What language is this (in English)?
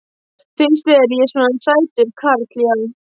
Icelandic